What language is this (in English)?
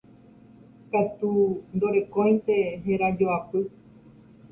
Guarani